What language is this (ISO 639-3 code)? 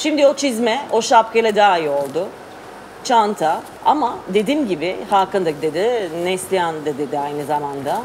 tur